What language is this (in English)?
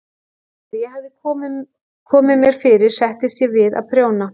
Icelandic